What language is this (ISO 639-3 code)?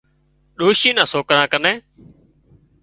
kxp